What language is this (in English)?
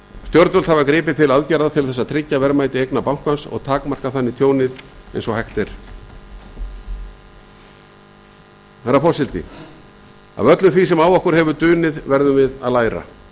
Icelandic